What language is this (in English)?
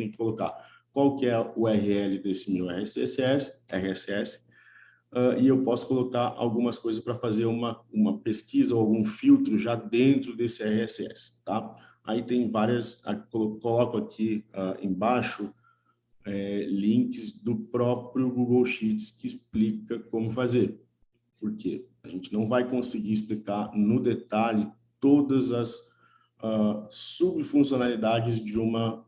Portuguese